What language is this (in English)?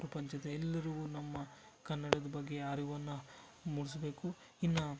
Kannada